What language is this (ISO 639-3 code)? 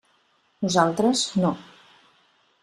cat